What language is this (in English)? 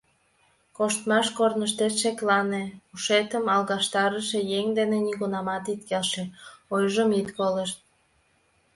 Mari